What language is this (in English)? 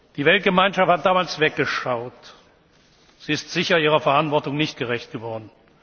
German